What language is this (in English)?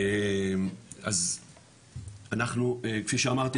Hebrew